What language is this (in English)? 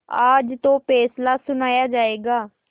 Hindi